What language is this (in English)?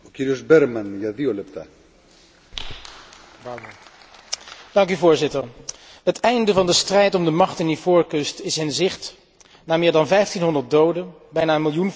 Dutch